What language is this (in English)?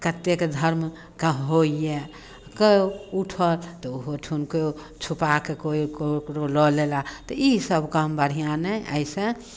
Maithili